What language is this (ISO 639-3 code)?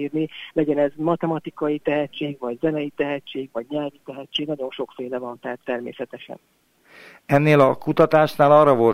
hun